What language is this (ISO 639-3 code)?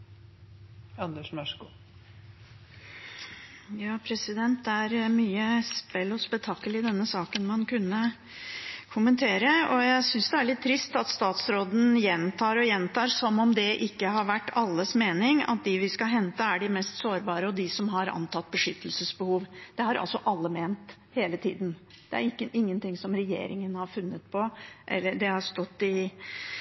nob